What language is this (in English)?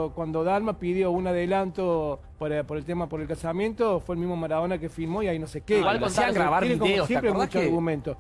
Spanish